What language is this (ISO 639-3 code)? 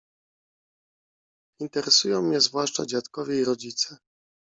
pol